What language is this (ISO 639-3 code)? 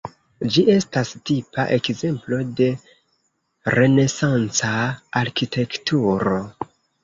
epo